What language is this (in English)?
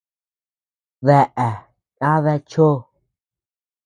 Tepeuxila Cuicatec